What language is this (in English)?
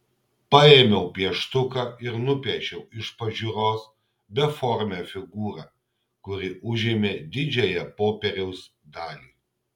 Lithuanian